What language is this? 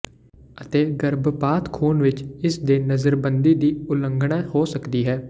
Punjabi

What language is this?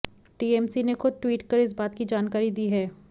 Hindi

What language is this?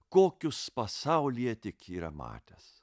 Lithuanian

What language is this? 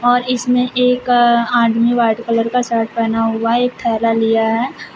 Hindi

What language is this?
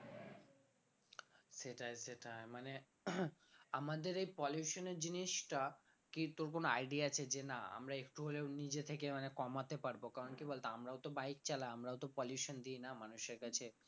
Bangla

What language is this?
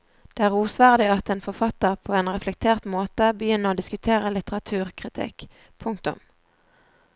Norwegian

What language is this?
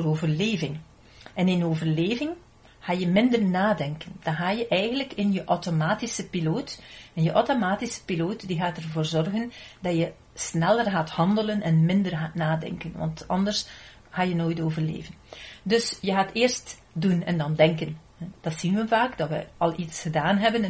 Dutch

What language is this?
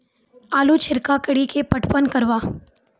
Maithili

